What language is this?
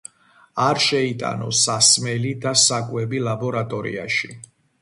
Georgian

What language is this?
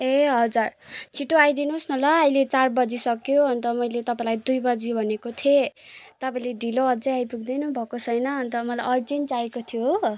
Nepali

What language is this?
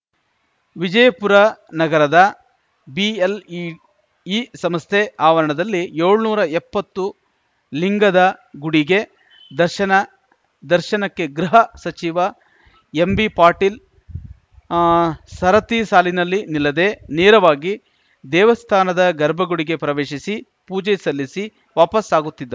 Kannada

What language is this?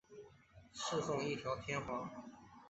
Chinese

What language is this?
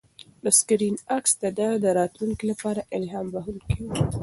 Pashto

